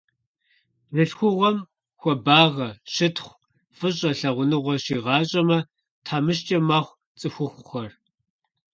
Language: Kabardian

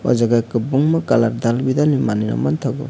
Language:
Kok Borok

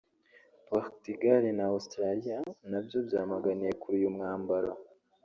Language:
Kinyarwanda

